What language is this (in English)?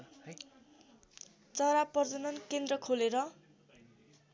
Nepali